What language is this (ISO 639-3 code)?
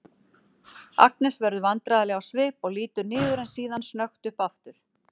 isl